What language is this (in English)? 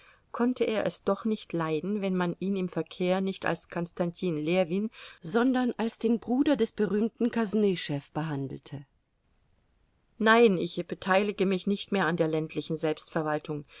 German